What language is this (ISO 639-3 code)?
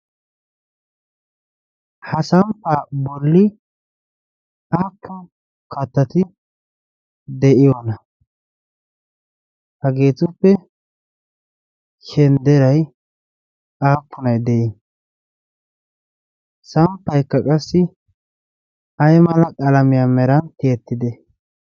wal